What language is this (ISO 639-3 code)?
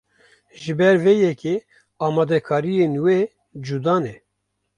kur